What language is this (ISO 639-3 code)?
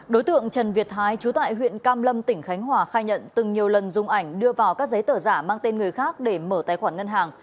vie